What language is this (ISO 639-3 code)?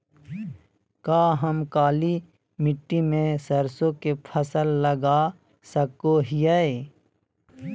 mag